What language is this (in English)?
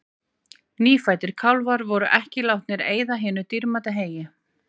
Icelandic